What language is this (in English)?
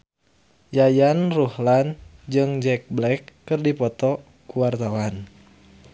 Sundanese